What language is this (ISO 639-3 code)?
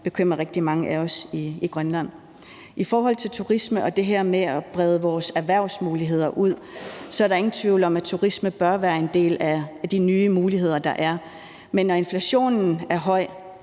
dan